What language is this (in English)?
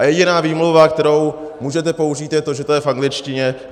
Czech